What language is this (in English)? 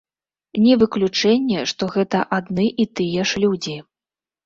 Belarusian